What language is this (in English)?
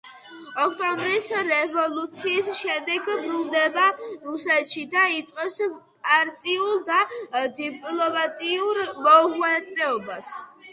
Georgian